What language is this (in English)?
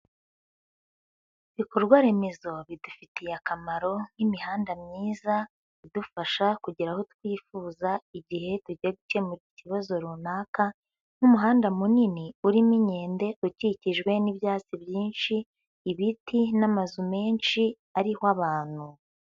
Kinyarwanda